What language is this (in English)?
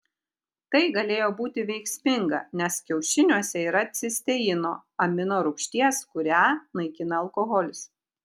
Lithuanian